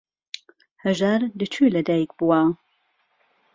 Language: Central Kurdish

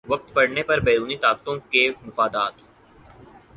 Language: Urdu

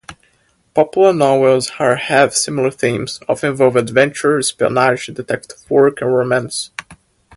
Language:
English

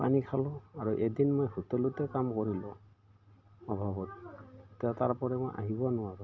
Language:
Assamese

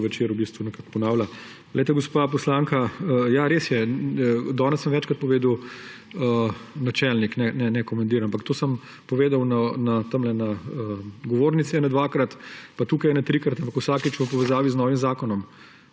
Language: Slovenian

